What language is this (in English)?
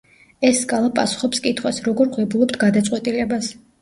Georgian